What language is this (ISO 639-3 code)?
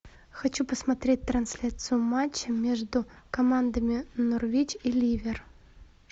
rus